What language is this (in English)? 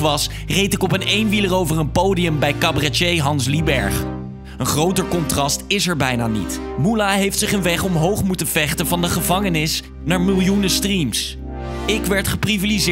Dutch